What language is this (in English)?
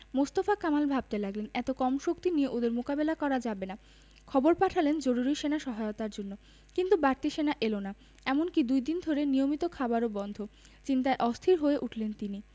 Bangla